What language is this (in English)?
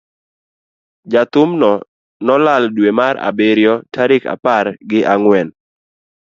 Luo (Kenya and Tanzania)